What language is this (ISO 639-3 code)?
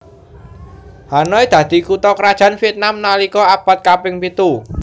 jav